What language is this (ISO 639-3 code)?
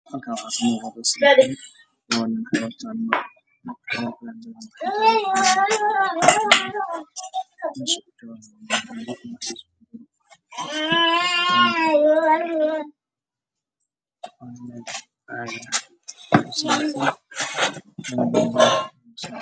som